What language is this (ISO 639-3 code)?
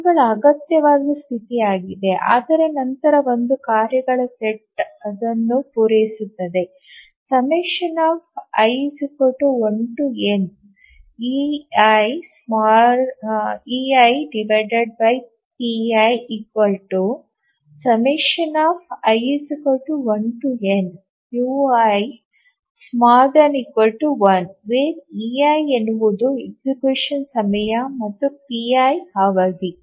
kan